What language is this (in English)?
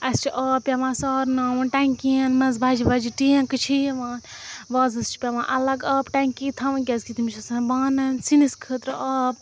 Kashmiri